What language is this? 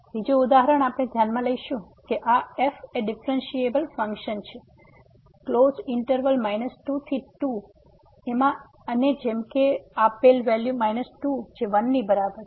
Gujarati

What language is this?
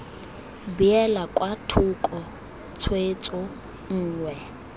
Tswana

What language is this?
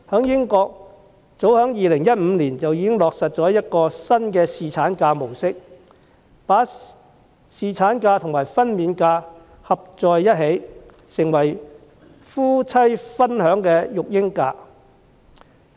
Cantonese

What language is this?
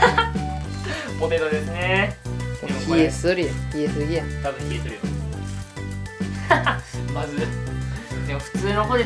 Japanese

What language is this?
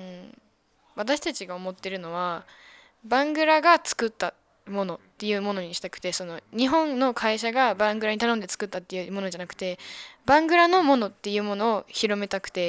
Japanese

